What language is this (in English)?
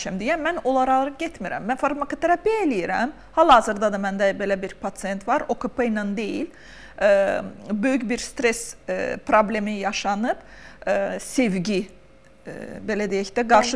Turkish